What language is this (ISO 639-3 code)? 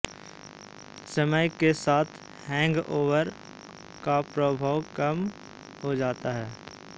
hin